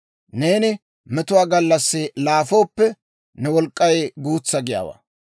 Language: Dawro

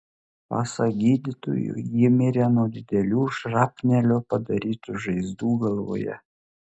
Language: Lithuanian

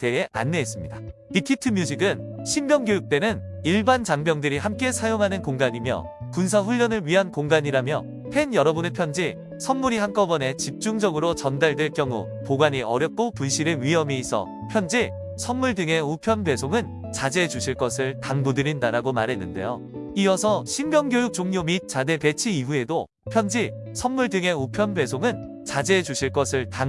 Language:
Korean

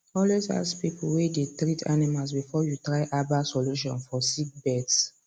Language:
Nigerian Pidgin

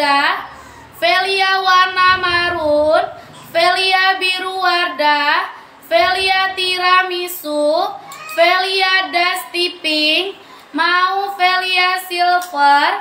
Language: Indonesian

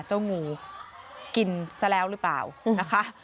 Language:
Thai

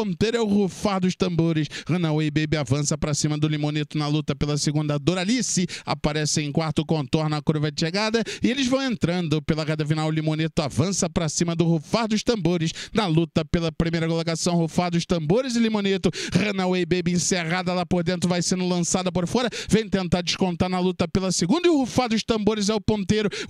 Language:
Portuguese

